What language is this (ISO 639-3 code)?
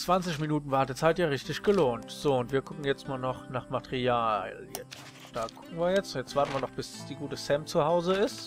deu